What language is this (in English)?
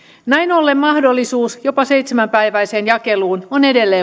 Finnish